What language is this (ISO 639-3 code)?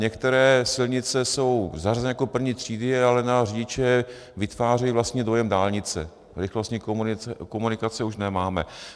ces